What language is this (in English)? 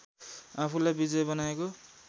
Nepali